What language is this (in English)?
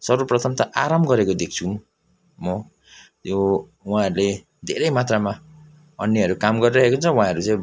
Nepali